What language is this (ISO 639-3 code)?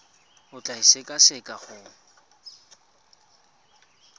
tsn